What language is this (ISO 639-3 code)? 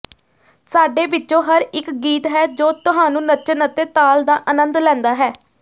pan